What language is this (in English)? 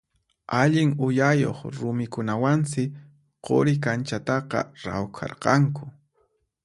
Puno Quechua